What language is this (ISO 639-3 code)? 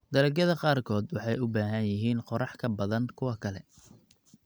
som